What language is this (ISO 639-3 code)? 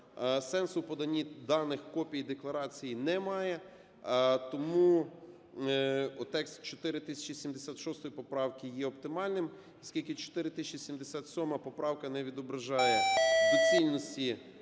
ukr